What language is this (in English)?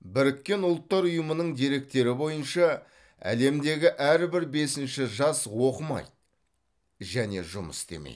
Kazakh